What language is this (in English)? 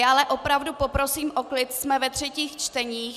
Czech